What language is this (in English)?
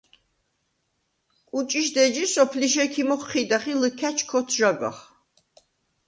Svan